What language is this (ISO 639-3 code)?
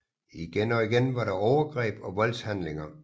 dan